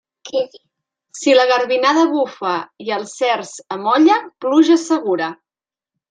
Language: Catalan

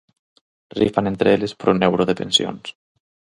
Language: Galician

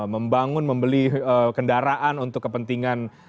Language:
Indonesian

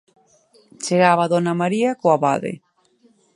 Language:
Galician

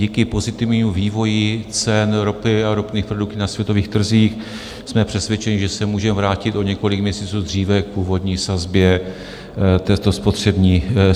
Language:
Czech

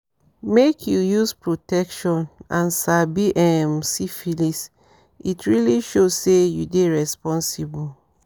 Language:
Nigerian Pidgin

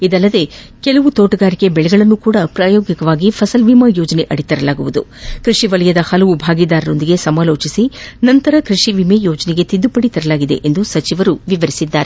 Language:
Kannada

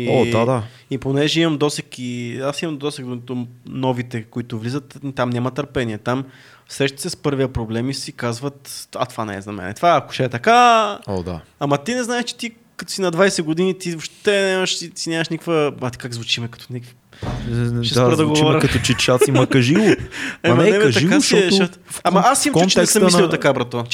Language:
Bulgarian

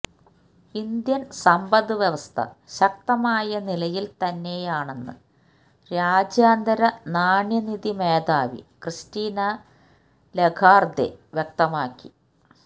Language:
Malayalam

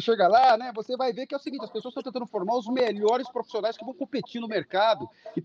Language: Portuguese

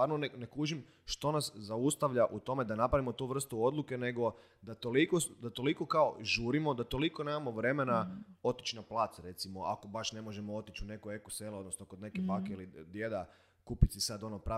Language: Croatian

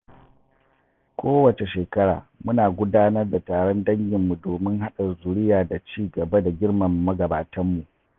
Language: Hausa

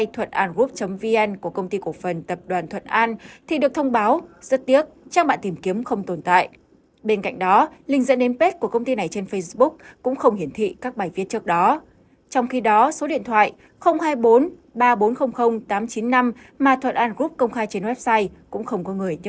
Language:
Vietnamese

